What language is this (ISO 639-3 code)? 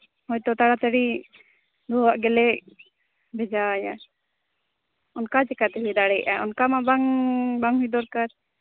sat